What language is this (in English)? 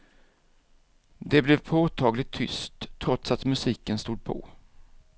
Swedish